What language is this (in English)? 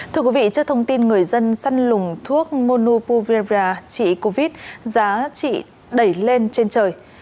Vietnamese